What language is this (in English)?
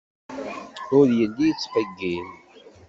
Kabyle